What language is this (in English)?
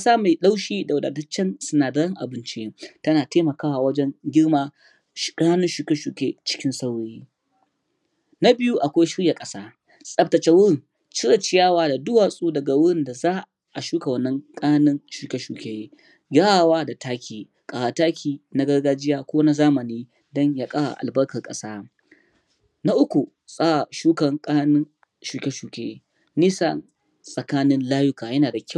Hausa